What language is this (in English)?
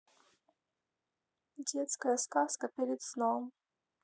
Russian